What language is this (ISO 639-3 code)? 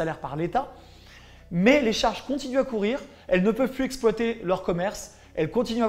fra